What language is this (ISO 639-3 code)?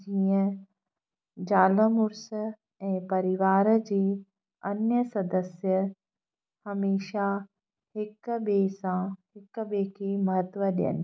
snd